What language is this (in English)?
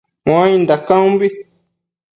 Matsés